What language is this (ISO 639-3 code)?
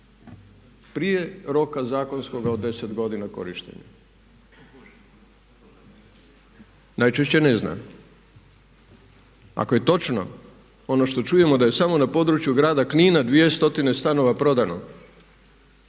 hrv